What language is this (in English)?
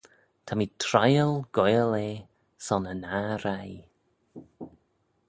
Manx